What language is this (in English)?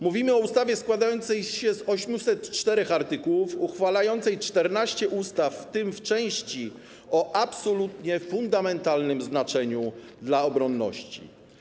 Polish